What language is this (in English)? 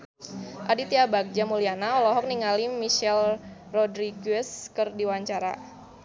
Sundanese